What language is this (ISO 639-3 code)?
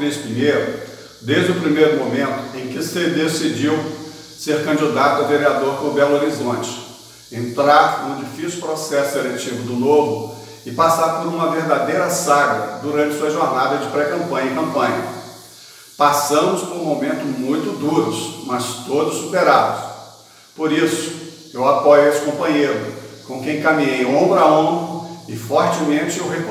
por